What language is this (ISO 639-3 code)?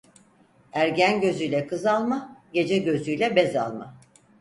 tur